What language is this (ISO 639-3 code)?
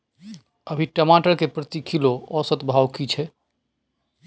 mai